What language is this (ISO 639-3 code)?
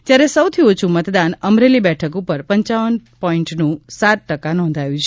guj